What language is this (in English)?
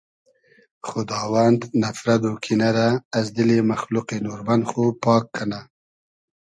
Hazaragi